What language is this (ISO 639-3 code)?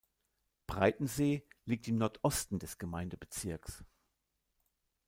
deu